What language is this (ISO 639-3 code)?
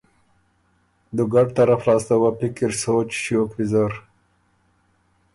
oru